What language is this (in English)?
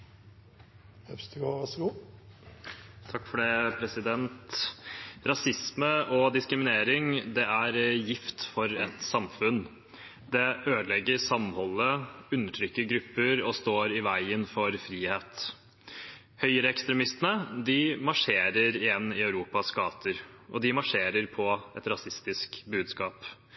Norwegian Bokmål